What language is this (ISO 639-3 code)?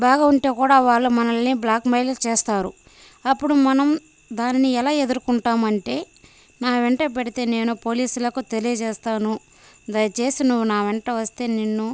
tel